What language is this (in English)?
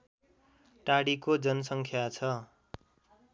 Nepali